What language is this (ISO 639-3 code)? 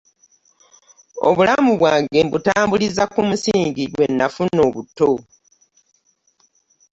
lug